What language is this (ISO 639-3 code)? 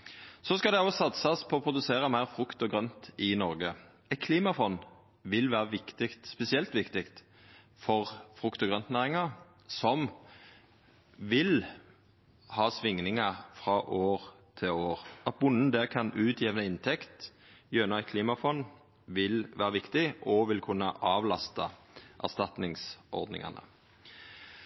nno